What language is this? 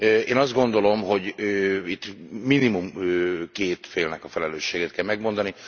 Hungarian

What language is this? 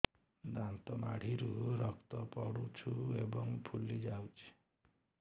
Odia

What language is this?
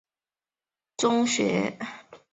Chinese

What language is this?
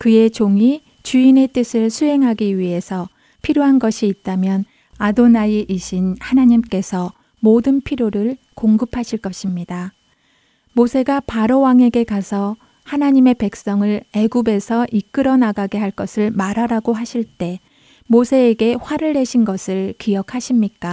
Korean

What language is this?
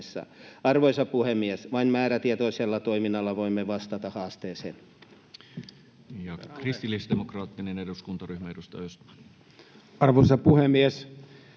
Finnish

